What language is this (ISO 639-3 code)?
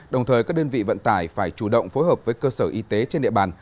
vie